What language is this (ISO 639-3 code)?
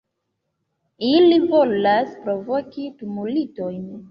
epo